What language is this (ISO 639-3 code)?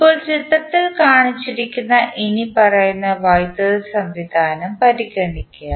mal